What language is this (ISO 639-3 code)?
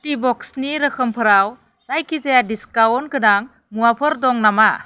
brx